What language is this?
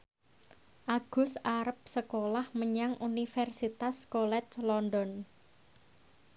Javanese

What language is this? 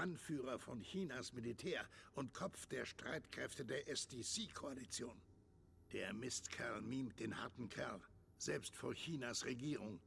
German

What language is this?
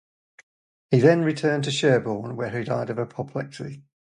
English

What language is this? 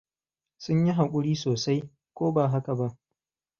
Hausa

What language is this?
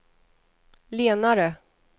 Swedish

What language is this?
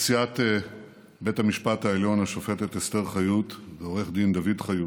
Hebrew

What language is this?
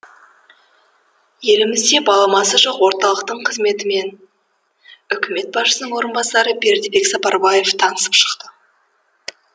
Kazakh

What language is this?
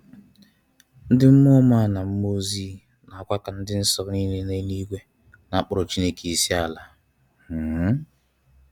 Igbo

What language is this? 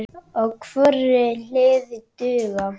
Icelandic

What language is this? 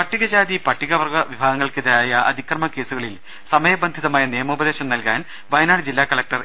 Malayalam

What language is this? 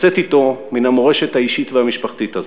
Hebrew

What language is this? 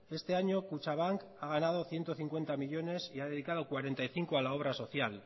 Spanish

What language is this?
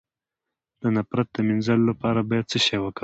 Pashto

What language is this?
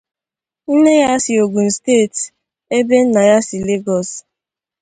Igbo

